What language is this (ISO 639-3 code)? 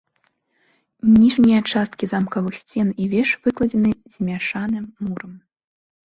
bel